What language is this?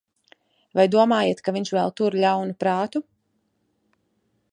Latvian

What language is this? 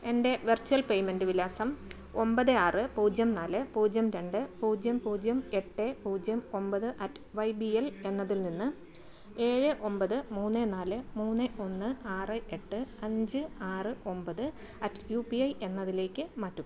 Malayalam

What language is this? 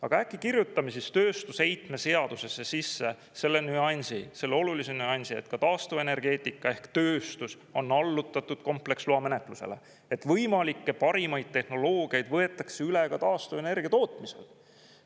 Estonian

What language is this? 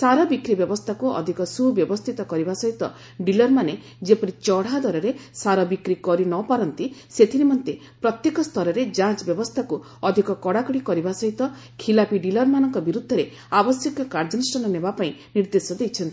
Odia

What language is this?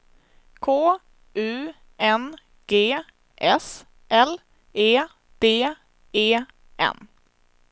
Swedish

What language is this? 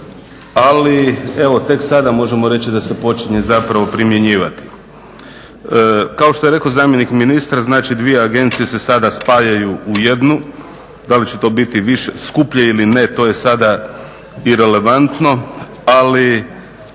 Croatian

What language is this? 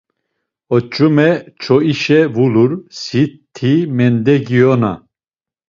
Laz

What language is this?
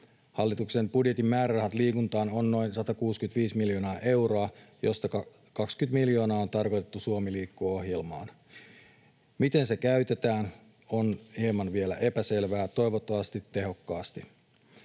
Finnish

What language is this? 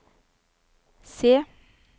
Norwegian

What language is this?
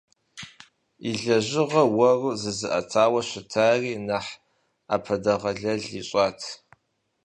Kabardian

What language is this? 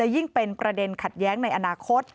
Thai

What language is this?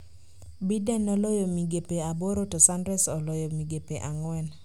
Luo (Kenya and Tanzania)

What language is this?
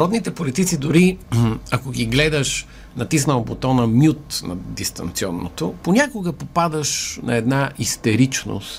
Bulgarian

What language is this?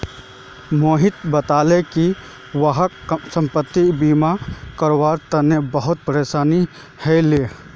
Magahi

